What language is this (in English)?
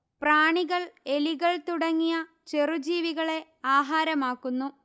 Malayalam